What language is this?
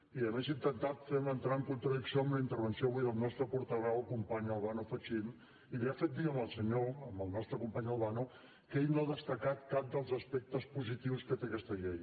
Catalan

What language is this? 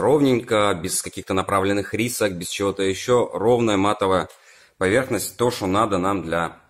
Russian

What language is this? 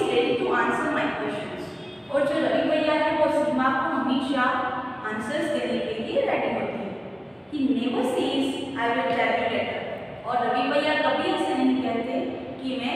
Hindi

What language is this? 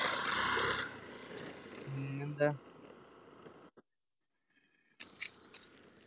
Malayalam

